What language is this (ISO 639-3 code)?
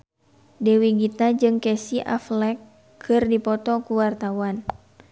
sun